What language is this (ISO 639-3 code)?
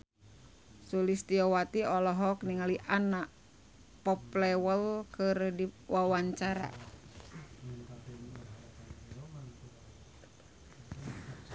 sun